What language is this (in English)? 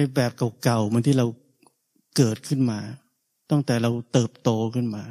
Thai